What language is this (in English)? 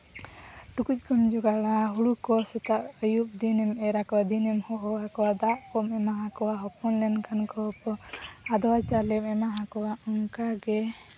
Santali